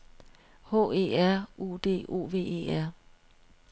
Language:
Danish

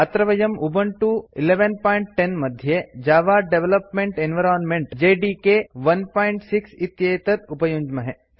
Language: Sanskrit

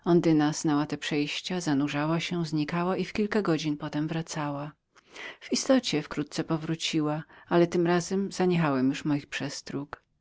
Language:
Polish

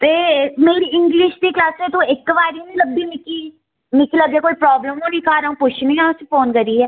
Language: Dogri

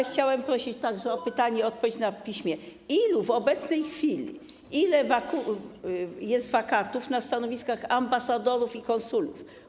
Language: Polish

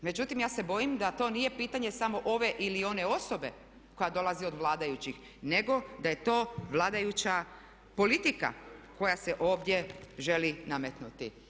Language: Croatian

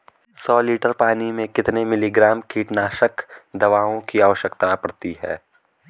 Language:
Hindi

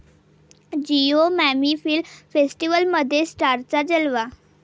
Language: Marathi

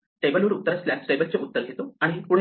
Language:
Marathi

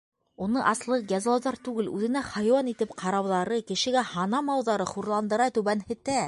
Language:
Bashkir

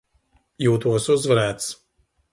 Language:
Latvian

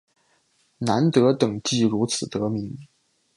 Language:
Chinese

